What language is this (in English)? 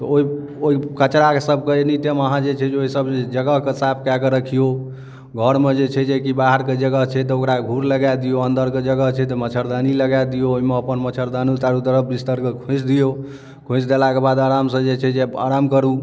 Maithili